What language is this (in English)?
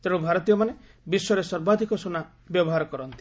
Odia